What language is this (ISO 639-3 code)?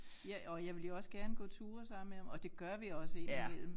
dan